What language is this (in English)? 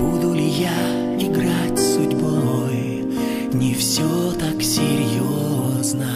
Russian